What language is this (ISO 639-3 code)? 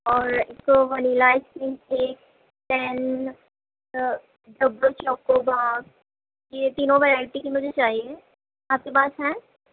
urd